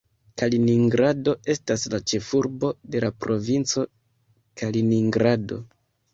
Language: Esperanto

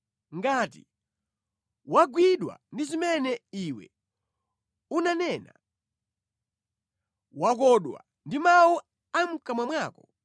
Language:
Nyanja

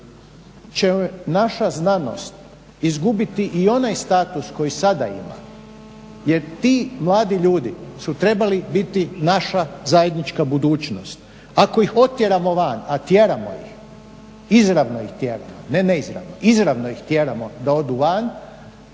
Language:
Croatian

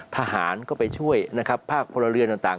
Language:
Thai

